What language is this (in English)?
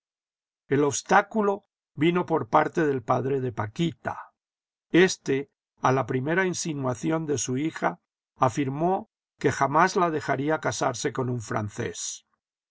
Spanish